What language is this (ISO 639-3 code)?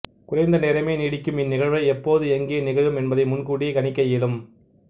tam